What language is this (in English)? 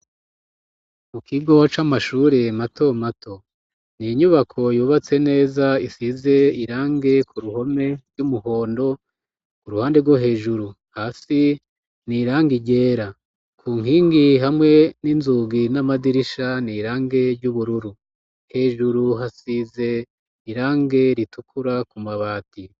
Rundi